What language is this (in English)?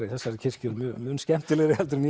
Icelandic